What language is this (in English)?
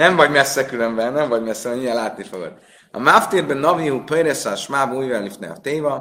Hungarian